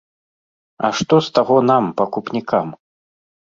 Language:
Belarusian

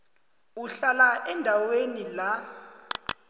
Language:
South Ndebele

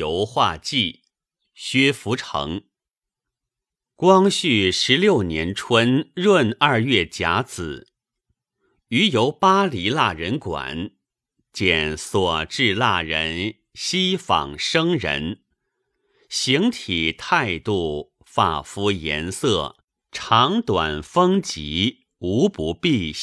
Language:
Chinese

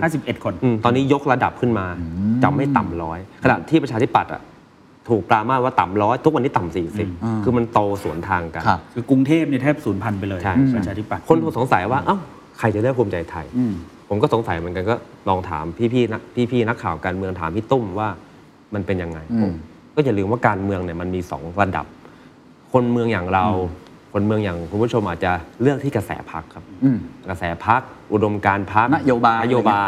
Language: Thai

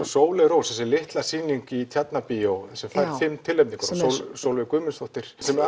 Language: Icelandic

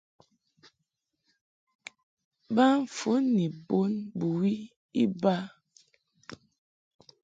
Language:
Mungaka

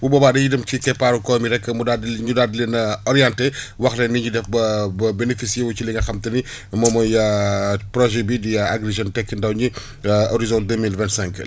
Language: Wolof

